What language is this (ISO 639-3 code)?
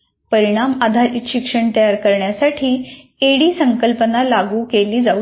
mar